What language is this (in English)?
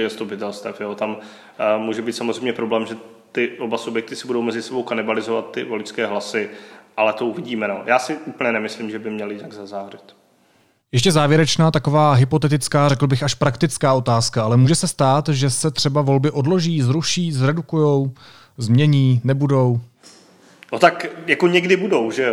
Czech